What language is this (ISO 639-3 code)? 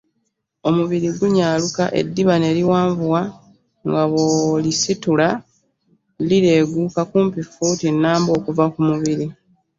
lug